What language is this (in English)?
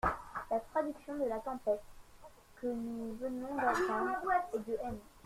French